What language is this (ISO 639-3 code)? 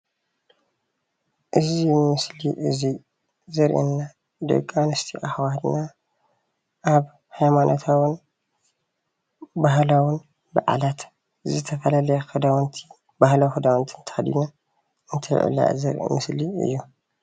tir